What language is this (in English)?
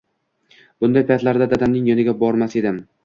Uzbek